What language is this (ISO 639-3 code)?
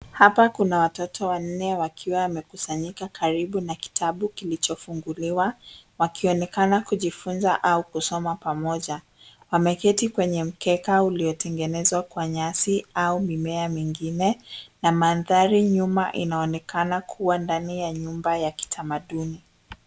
swa